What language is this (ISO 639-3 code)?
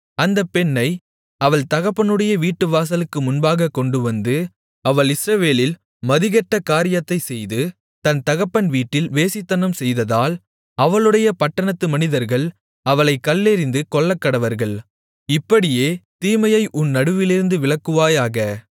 tam